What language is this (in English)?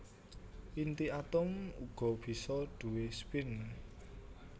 Javanese